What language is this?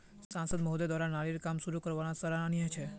Magahi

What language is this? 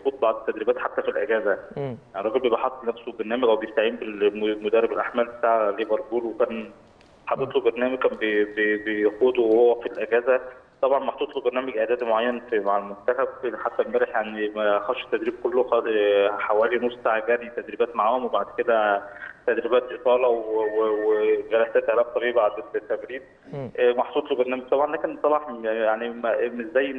Arabic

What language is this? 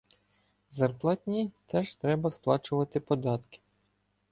Ukrainian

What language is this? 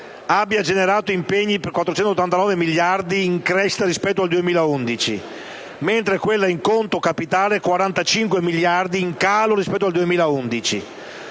Italian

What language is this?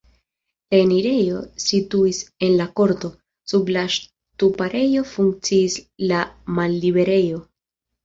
Esperanto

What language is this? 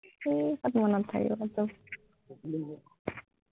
Assamese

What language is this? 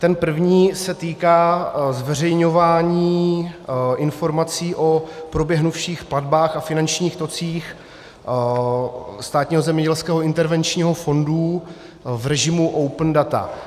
Czech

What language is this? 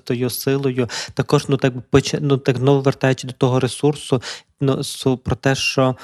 Ukrainian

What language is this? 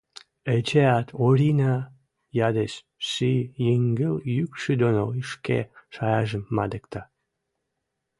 Western Mari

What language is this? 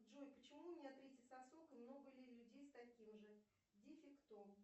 Russian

